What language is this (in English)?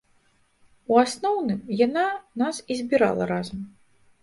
Belarusian